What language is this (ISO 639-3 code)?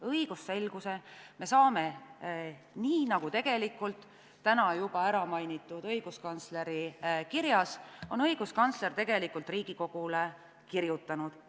est